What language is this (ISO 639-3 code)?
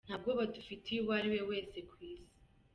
kin